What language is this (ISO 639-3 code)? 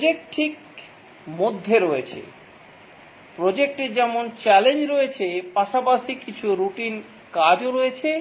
ben